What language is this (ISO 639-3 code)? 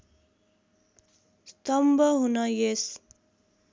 nep